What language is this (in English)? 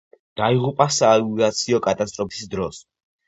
Georgian